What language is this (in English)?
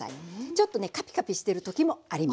Japanese